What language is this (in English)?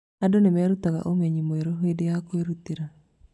Kikuyu